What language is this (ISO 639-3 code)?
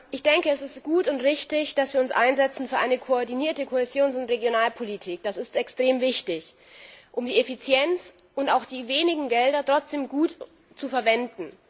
deu